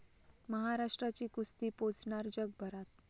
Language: Marathi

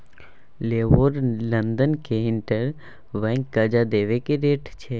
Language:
Maithili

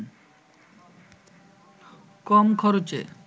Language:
Bangla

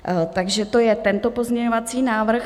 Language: Czech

